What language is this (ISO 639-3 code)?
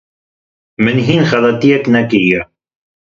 kur